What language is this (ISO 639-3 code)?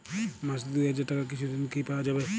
ben